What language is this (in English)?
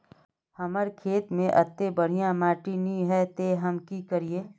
Magahi